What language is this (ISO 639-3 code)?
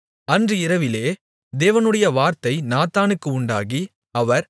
tam